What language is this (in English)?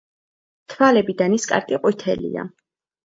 Georgian